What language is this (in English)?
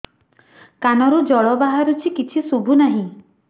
Odia